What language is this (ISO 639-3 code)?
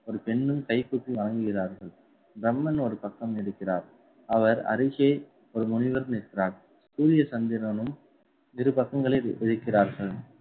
tam